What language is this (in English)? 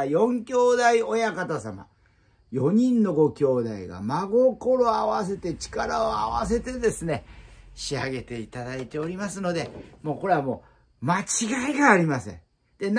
Japanese